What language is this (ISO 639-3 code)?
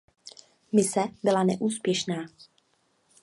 ces